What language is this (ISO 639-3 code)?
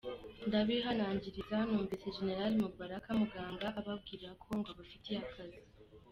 kin